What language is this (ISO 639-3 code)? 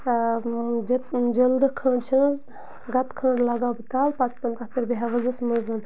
kas